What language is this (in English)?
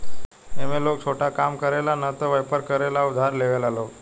Bhojpuri